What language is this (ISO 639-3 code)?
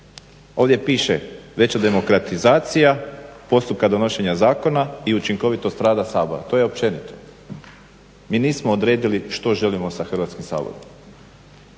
hrv